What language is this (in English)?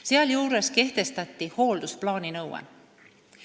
Estonian